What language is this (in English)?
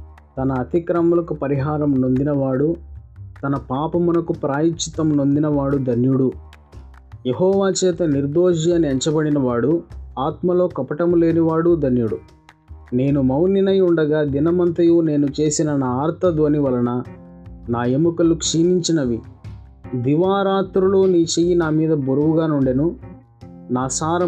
Telugu